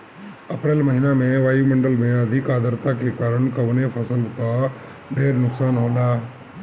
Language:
Bhojpuri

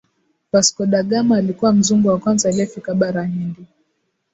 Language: Swahili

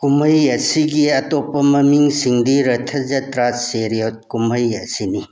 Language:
Manipuri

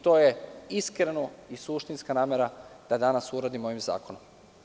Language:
Serbian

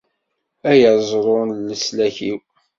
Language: Kabyle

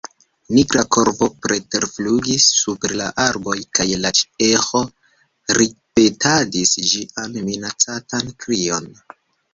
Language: Esperanto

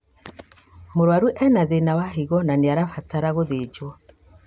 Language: Kikuyu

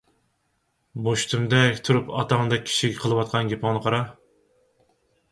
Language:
Uyghur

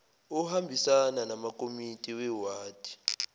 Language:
Zulu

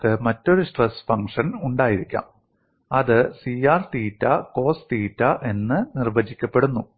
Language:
Malayalam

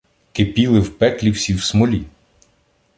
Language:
Ukrainian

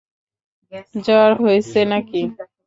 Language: Bangla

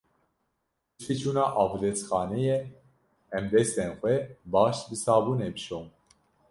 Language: Kurdish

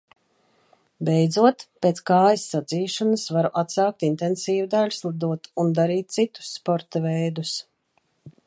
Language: Latvian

